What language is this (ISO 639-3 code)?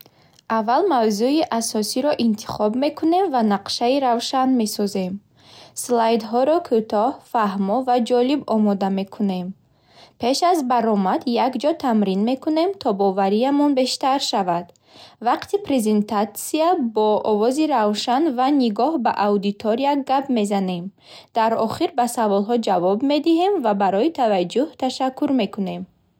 bhh